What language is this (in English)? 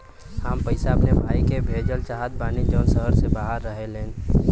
Bhojpuri